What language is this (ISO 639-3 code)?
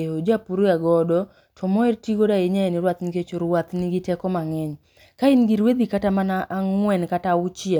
luo